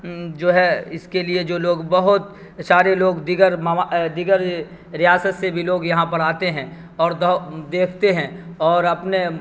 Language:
Urdu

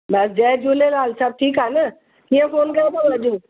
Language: Sindhi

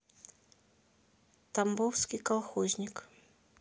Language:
Russian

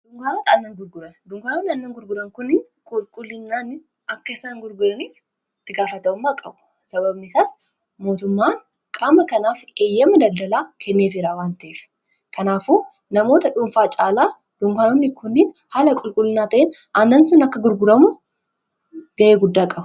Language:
Oromo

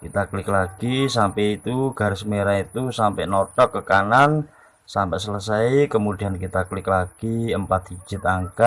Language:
Indonesian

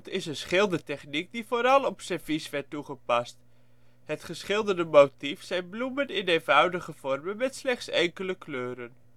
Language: Dutch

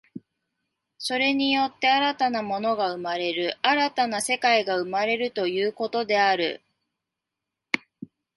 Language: Japanese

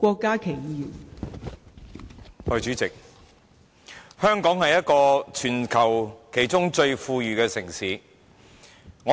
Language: Cantonese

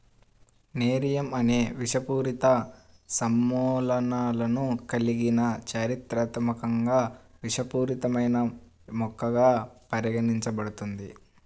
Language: Telugu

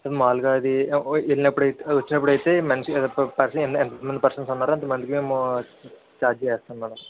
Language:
Telugu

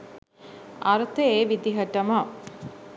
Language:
Sinhala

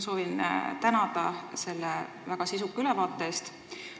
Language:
Estonian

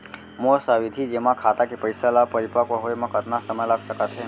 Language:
Chhattisgarhi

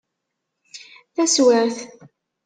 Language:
Kabyle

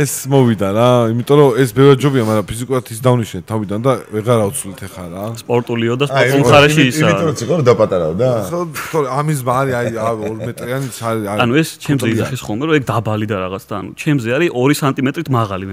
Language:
Romanian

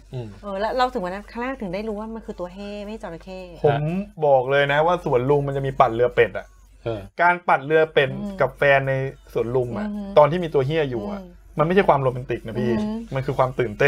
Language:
Thai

